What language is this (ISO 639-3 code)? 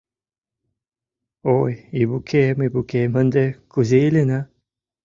chm